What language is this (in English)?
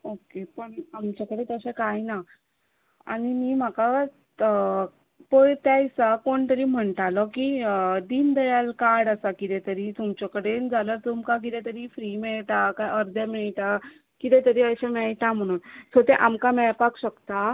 Konkani